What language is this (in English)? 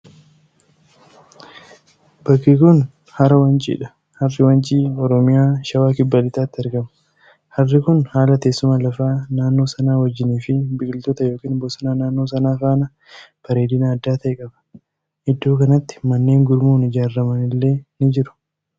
Oromo